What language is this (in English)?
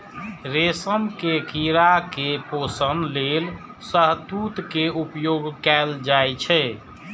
Maithili